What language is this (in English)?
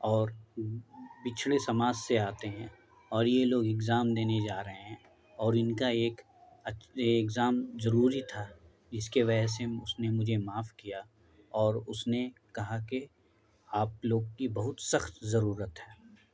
Urdu